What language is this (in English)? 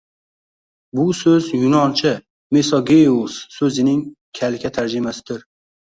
Uzbek